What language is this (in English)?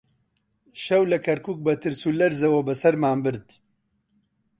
Central Kurdish